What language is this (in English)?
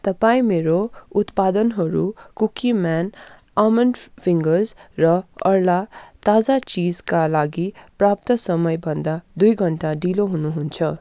Nepali